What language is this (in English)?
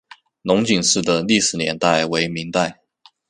Chinese